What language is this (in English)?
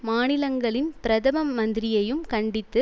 Tamil